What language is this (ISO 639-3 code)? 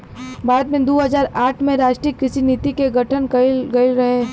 bho